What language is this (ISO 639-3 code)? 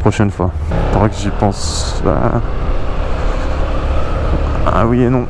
fra